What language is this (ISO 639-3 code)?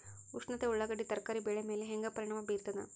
kan